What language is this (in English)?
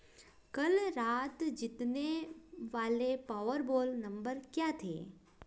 Hindi